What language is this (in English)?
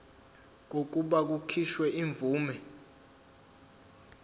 Zulu